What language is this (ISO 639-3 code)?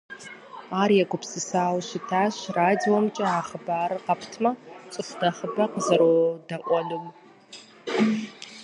kbd